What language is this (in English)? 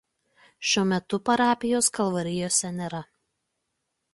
Lithuanian